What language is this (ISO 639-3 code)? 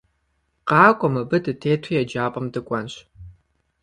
kbd